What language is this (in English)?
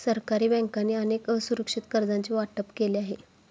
Marathi